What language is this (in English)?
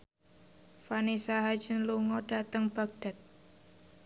Javanese